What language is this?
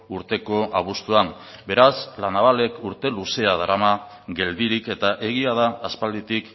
Basque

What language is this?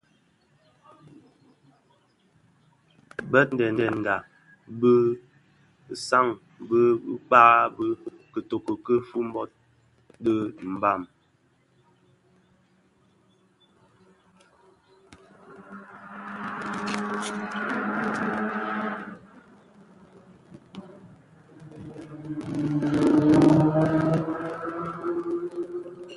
Bafia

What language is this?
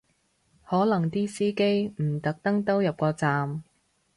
Cantonese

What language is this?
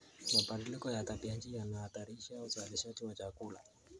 Kalenjin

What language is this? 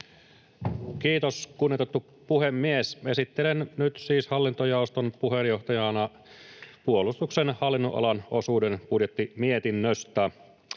Finnish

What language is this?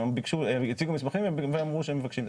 Hebrew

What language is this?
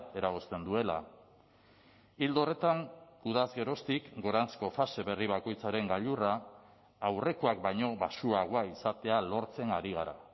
Basque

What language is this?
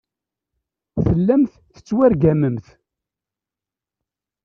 Kabyle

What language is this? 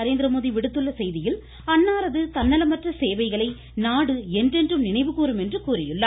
Tamil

